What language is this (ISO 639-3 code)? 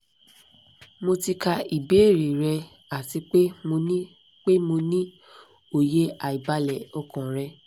yor